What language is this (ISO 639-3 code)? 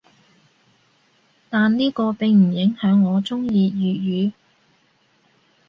yue